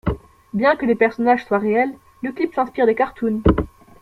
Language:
French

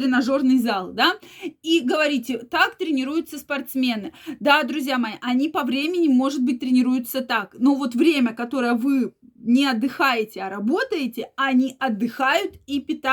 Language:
Russian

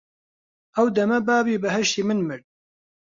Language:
Central Kurdish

